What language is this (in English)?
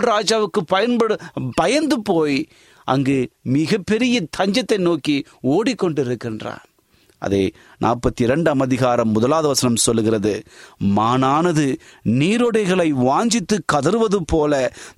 Tamil